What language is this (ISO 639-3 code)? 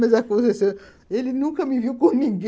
por